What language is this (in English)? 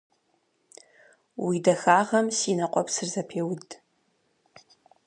Kabardian